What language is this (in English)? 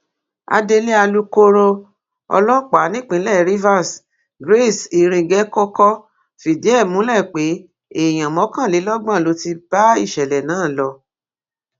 Yoruba